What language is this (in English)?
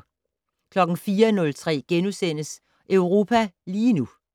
Danish